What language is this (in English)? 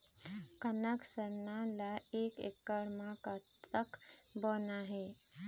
Chhattisgarhi